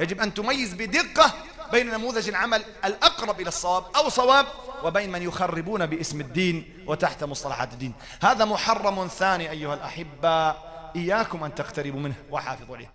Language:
Arabic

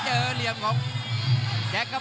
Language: Thai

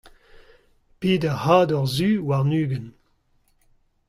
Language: Breton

